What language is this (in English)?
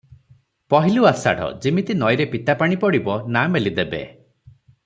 Odia